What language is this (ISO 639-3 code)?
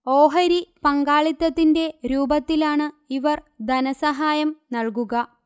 mal